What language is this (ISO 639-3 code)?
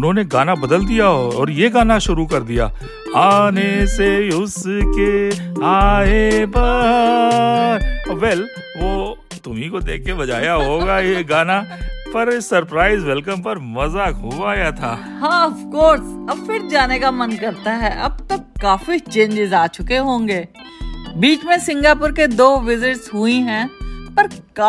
hin